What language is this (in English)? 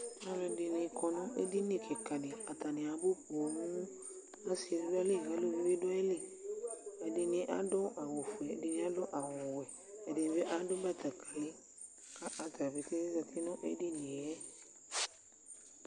Ikposo